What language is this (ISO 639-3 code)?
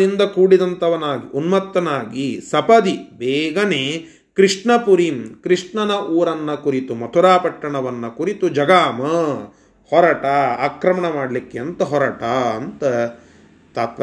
kan